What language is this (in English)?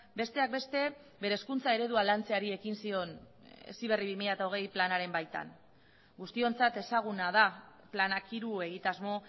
Basque